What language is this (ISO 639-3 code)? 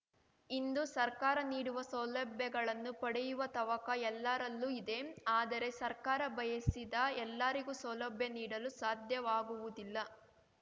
kan